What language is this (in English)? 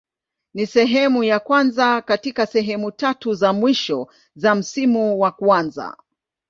Swahili